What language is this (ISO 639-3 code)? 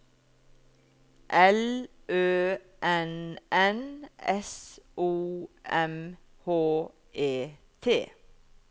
nor